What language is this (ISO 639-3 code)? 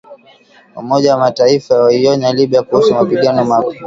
swa